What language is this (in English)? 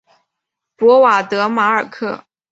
Chinese